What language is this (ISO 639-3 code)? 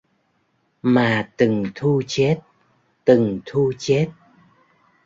vie